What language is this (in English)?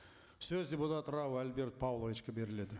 Kazakh